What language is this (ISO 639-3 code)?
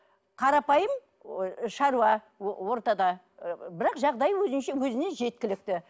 kaz